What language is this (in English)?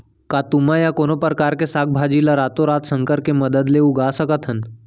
Chhattisgarhi